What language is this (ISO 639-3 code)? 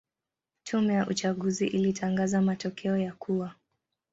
swa